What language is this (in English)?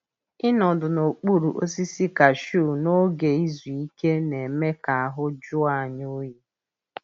Igbo